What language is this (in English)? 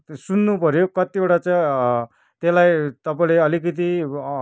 Nepali